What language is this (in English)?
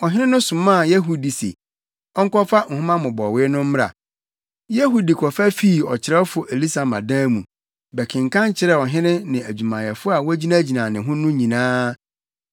Akan